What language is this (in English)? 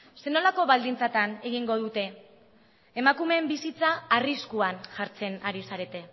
Basque